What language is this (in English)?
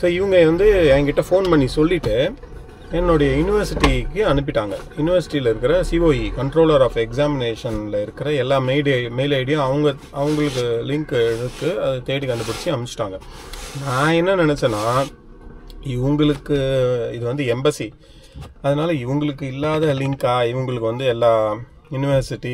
Tamil